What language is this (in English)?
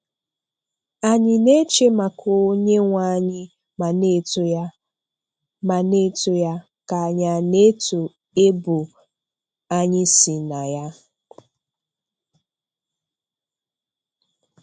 Igbo